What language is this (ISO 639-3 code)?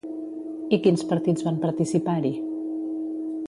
cat